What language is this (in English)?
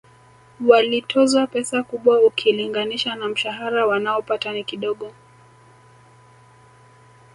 Swahili